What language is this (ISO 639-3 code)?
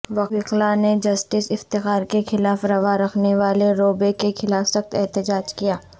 urd